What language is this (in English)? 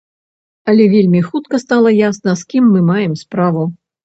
Belarusian